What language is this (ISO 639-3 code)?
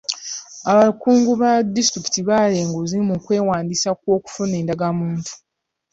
lug